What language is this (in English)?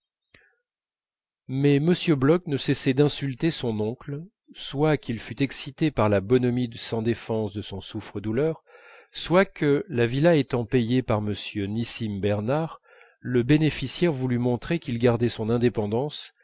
French